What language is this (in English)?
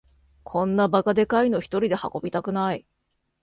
Japanese